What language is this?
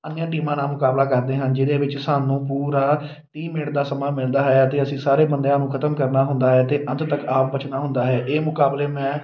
Punjabi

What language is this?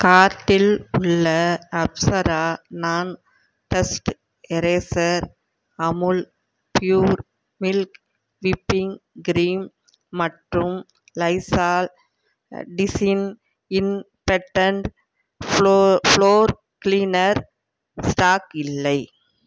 Tamil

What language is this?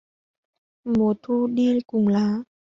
Vietnamese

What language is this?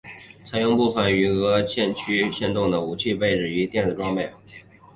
Chinese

